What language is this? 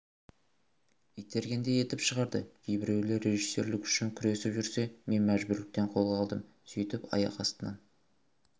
Kazakh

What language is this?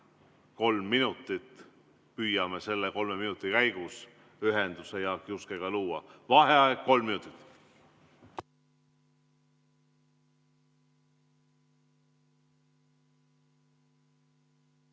Estonian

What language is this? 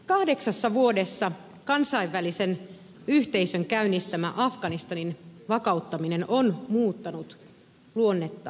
Finnish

